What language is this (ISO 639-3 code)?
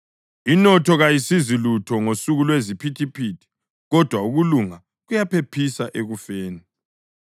nde